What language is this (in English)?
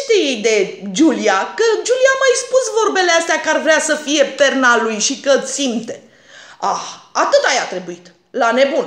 Romanian